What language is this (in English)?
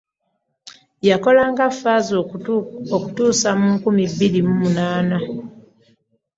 Ganda